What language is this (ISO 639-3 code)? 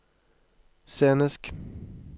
nor